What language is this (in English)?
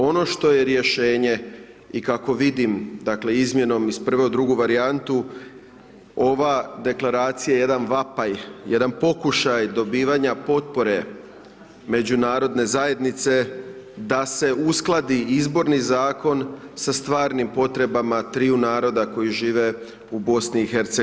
Croatian